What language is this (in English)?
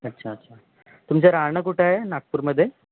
Marathi